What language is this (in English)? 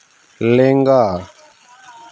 Santali